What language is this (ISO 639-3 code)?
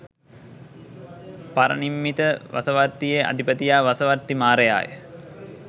sin